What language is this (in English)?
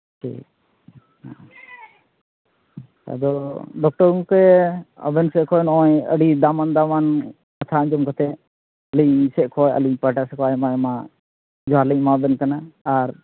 Santali